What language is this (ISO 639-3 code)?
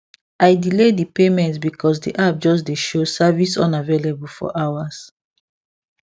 pcm